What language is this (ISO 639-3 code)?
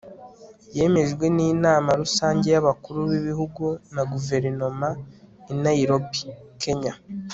kin